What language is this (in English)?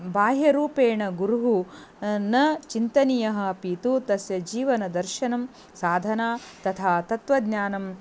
Sanskrit